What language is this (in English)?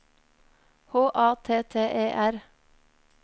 Norwegian